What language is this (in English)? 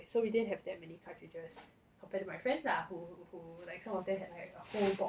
English